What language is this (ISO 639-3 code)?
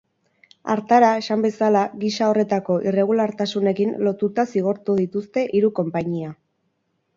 eus